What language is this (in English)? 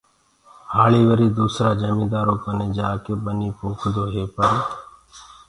Gurgula